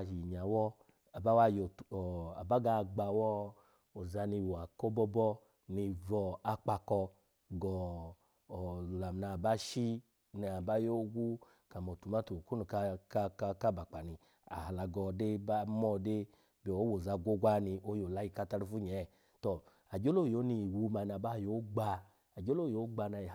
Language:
Alago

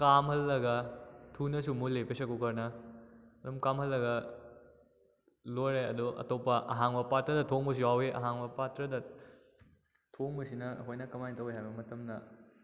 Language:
Manipuri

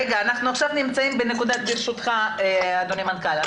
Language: Hebrew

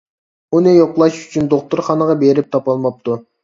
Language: Uyghur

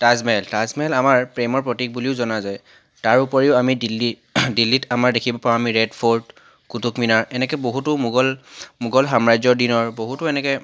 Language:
Assamese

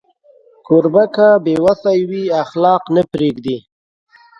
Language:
Pashto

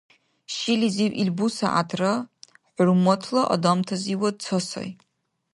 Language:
Dargwa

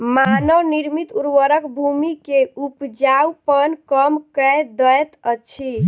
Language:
Maithili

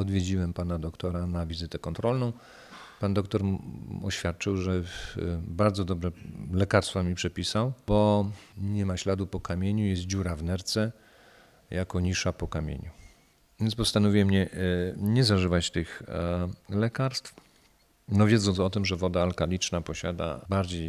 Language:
Polish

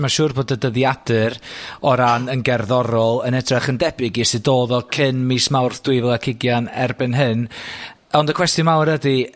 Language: Welsh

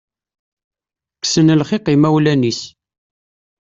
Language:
Kabyle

